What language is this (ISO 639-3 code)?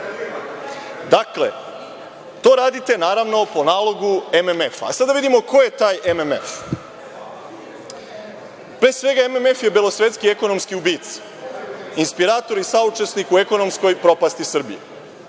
srp